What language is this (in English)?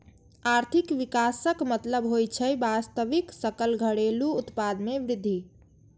Maithili